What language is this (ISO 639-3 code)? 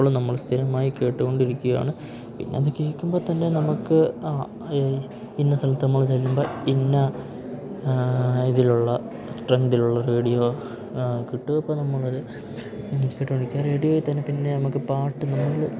mal